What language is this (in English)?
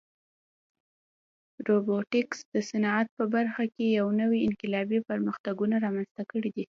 Pashto